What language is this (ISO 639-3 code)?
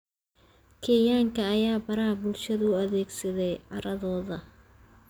som